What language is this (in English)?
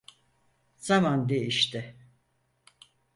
Turkish